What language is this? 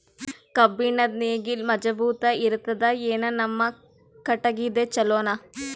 Kannada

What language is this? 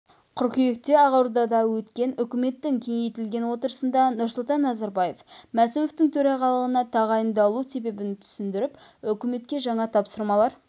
Kazakh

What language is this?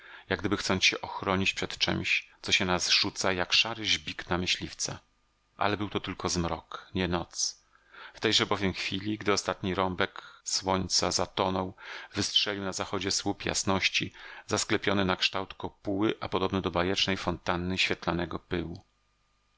Polish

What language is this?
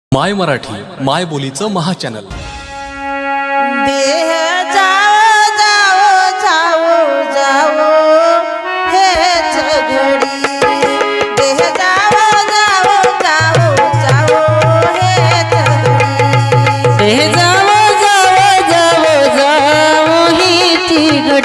Marathi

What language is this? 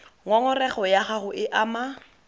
Tswana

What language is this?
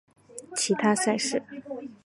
Chinese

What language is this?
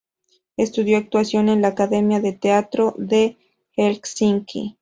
Spanish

